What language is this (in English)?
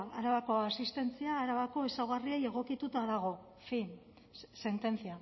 Basque